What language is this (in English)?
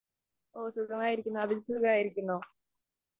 Malayalam